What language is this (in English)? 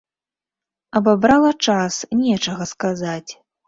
Belarusian